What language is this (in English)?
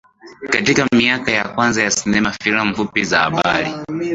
Swahili